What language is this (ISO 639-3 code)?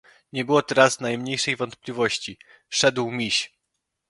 pol